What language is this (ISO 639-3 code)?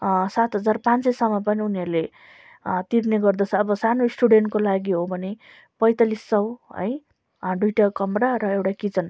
nep